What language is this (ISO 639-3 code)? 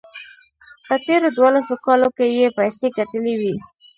pus